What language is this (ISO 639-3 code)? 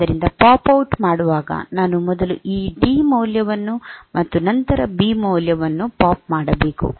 kan